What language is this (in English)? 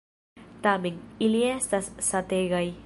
Esperanto